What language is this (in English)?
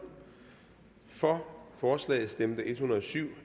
Danish